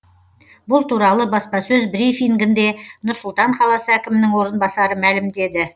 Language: Kazakh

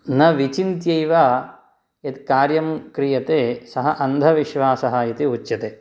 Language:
Sanskrit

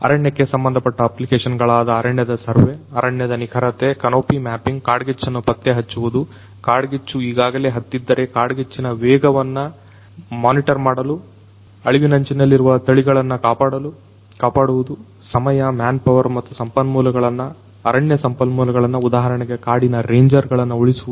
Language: Kannada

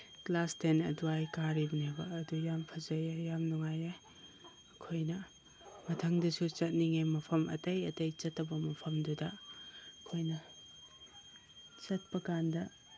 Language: Manipuri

